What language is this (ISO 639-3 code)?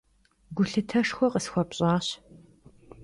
kbd